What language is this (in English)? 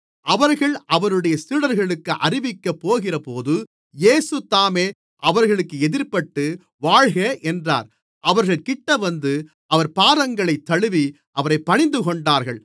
Tamil